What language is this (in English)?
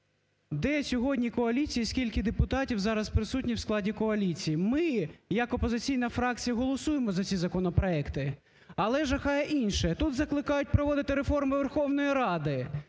Ukrainian